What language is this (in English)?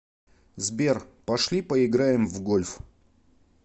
Russian